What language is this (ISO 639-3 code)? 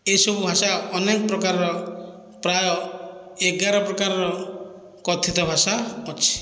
ori